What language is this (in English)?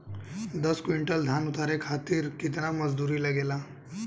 Bhojpuri